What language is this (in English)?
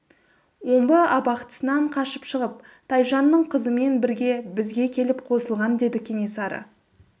Kazakh